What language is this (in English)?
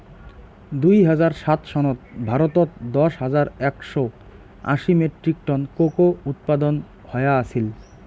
Bangla